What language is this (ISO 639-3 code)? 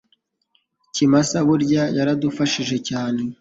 kin